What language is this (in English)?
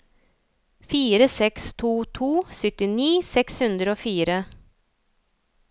Norwegian